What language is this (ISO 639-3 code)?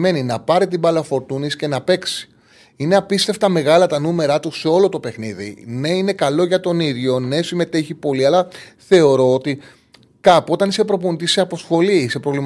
ell